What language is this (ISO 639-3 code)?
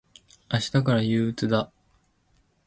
jpn